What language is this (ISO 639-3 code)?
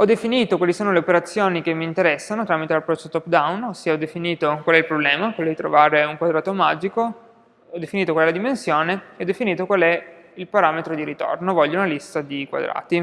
ita